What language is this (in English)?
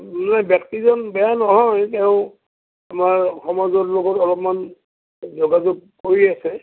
Assamese